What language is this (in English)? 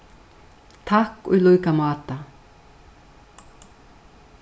Faroese